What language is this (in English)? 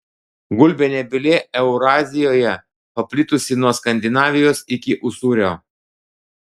Lithuanian